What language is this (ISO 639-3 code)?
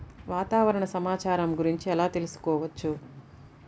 tel